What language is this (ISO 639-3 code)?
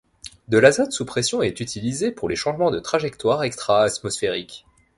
fra